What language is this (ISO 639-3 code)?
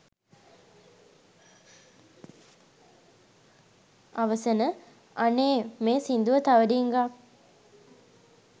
sin